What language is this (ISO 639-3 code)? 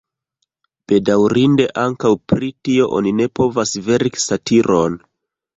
epo